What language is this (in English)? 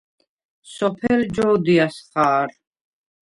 Svan